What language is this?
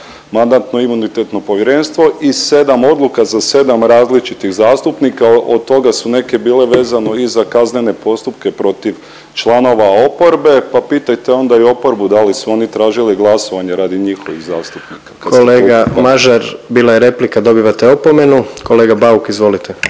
Croatian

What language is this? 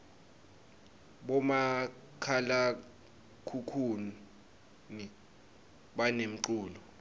Swati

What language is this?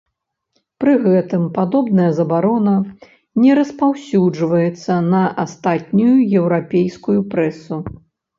Belarusian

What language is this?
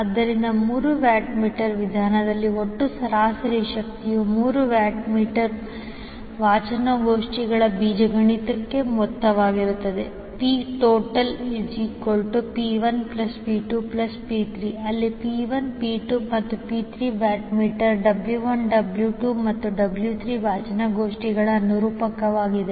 Kannada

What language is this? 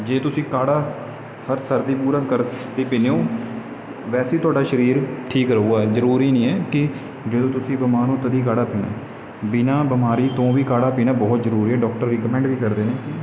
Punjabi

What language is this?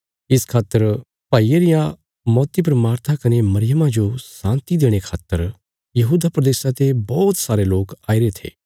Bilaspuri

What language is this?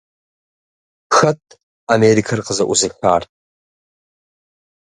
Kabardian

